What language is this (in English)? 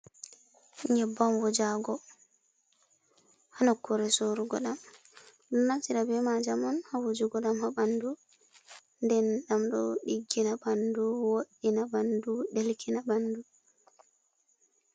Fula